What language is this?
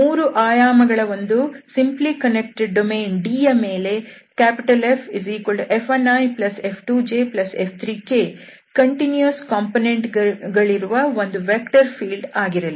Kannada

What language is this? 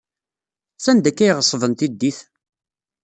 Kabyle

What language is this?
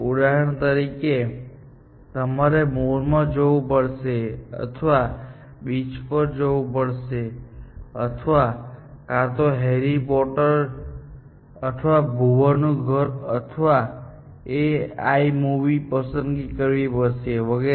Gujarati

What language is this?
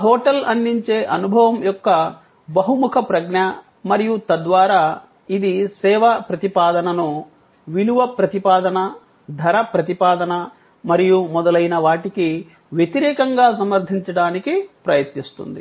Telugu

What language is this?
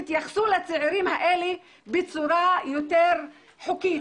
Hebrew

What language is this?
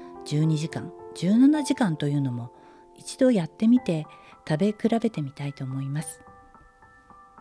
Japanese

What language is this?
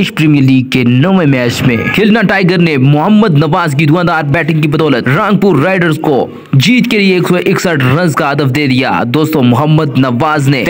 Hindi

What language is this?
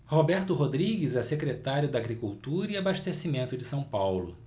Portuguese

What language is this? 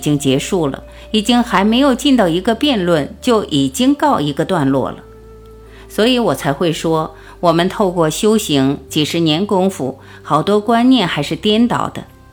Chinese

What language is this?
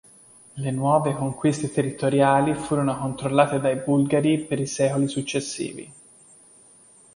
Italian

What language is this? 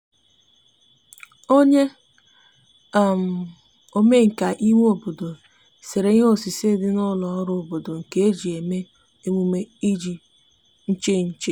Igbo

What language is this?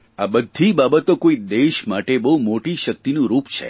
Gujarati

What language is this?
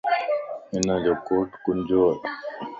Lasi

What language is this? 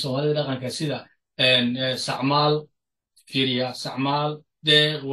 Arabic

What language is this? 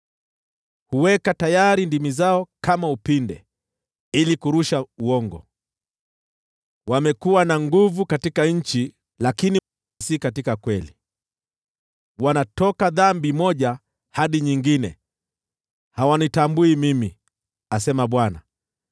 Swahili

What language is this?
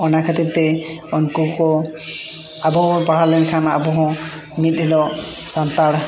Santali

